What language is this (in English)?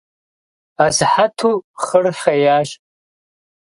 Kabardian